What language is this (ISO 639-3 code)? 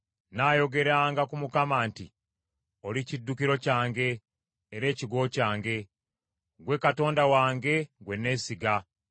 lug